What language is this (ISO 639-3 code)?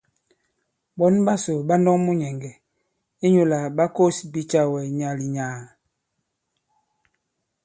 abb